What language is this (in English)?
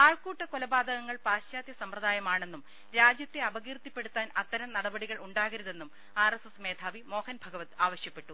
Malayalam